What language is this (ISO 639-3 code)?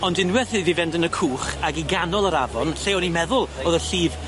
cym